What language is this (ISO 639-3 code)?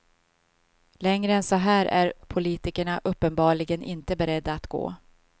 swe